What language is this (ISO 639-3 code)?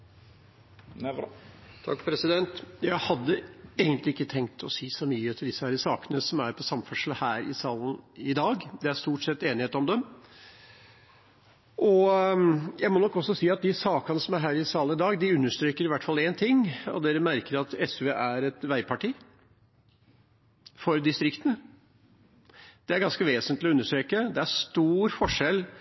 nob